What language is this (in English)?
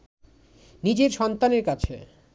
Bangla